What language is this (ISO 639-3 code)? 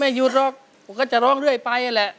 tha